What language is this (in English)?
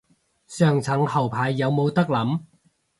Cantonese